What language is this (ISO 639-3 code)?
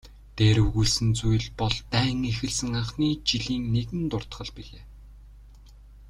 mon